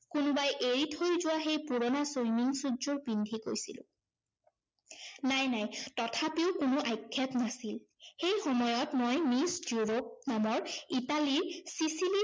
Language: Assamese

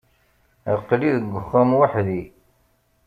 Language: Kabyle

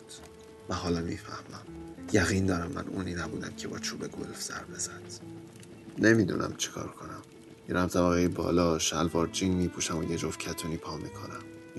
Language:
Persian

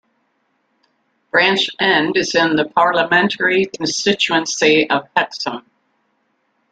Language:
English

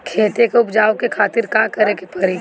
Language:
Bhojpuri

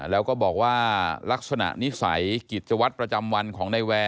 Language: Thai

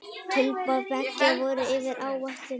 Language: Icelandic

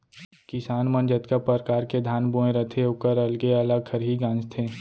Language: Chhattisgarhi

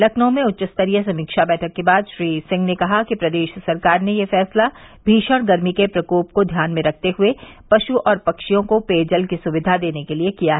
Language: Hindi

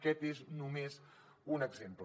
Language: Catalan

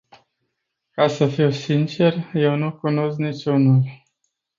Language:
Romanian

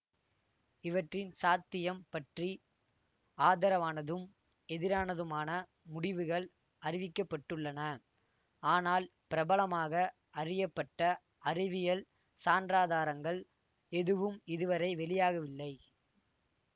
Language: Tamil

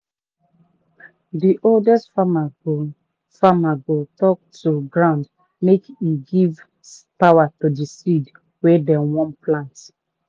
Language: Nigerian Pidgin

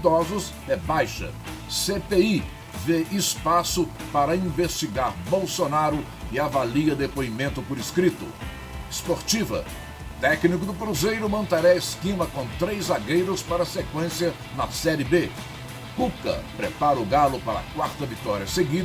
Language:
Portuguese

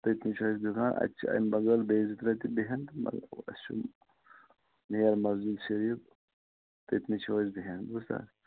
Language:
Kashmiri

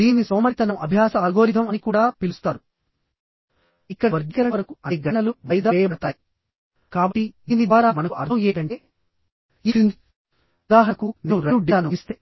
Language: Telugu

